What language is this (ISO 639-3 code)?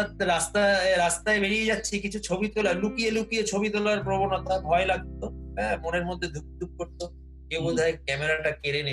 ben